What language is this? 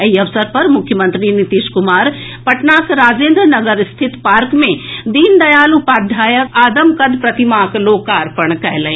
Maithili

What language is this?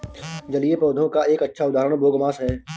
Hindi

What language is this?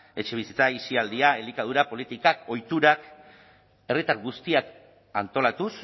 Basque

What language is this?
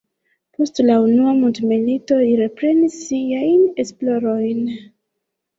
Esperanto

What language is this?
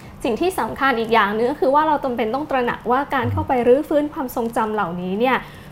Thai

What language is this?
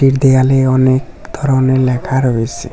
Bangla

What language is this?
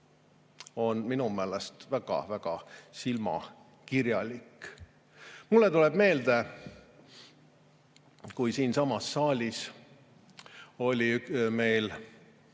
Estonian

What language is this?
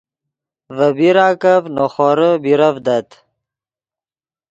Yidgha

